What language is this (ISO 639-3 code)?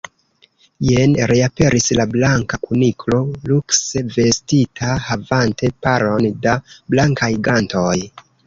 epo